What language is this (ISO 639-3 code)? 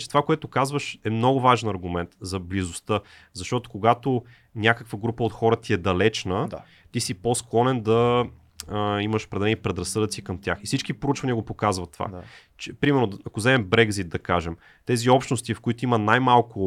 bul